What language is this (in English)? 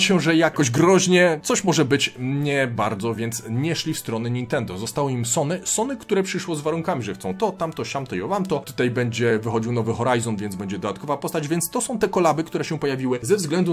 Polish